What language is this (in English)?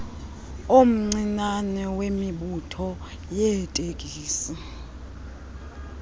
Xhosa